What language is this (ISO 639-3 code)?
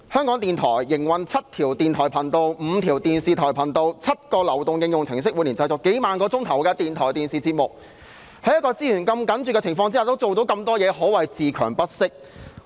yue